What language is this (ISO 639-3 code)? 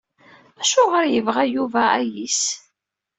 kab